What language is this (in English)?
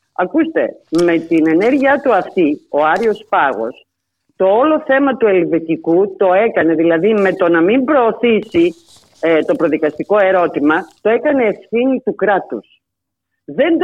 Greek